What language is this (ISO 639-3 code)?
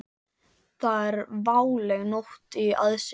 isl